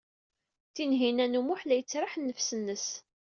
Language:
Kabyle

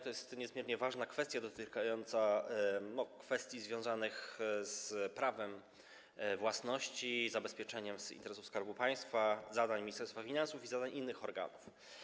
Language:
Polish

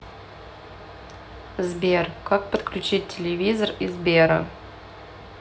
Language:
Russian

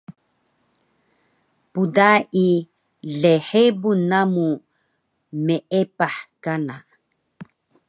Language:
Taroko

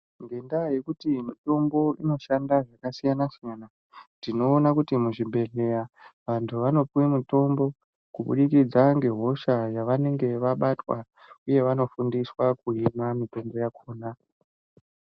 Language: Ndau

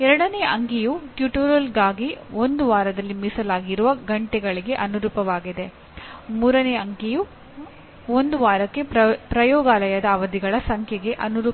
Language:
Kannada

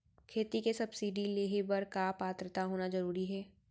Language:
Chhattisgarhi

